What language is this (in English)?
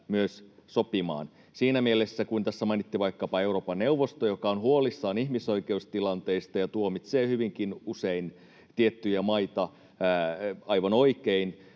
Finnish